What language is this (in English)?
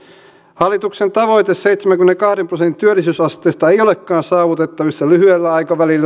Finnish